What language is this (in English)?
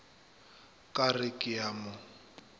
Northern Sotho